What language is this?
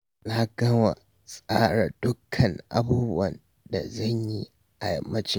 Hausa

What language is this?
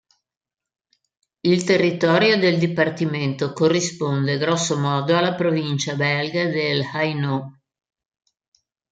Italian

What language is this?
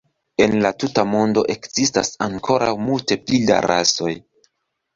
Esperanto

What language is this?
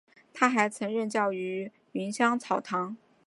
Chinese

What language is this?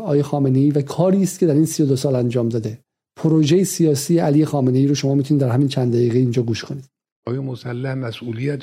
Persian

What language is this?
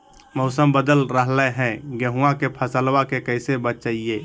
Magahi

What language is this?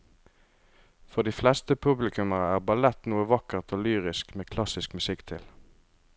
Norwegian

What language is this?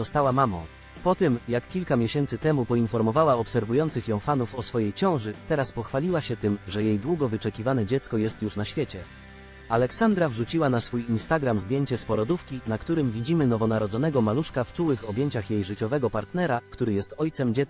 Polish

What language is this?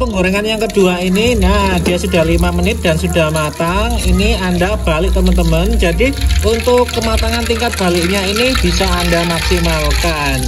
Indonesian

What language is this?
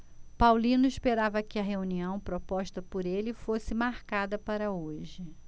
Portuguese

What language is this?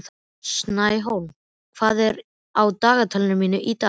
Icelandic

